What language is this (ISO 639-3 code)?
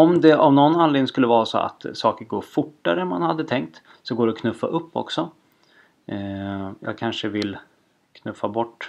swe